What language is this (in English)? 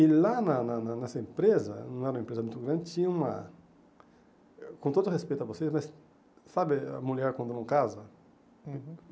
Portuguese